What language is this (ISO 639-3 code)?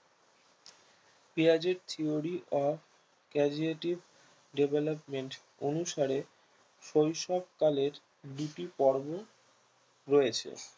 ben